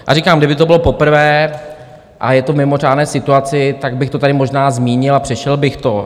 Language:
Czech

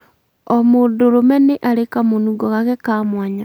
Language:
Kikuyu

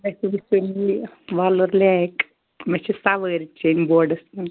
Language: Kashmiri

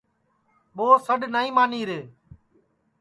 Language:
Sansi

